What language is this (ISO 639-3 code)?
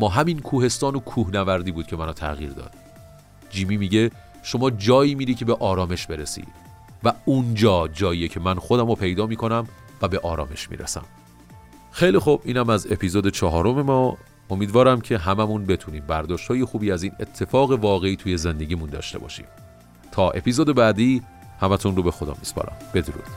fas